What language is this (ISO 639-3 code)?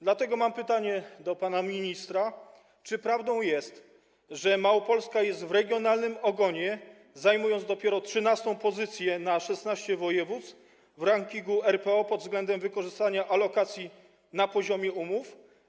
pol